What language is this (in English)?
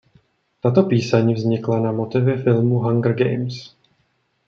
Czech